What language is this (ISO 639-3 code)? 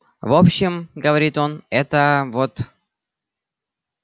rus